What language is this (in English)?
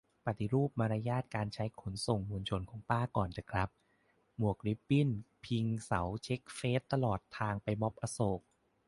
Thai